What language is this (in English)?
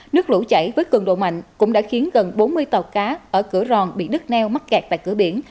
Vietnamese